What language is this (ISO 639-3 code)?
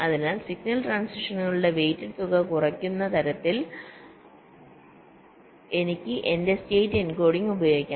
mal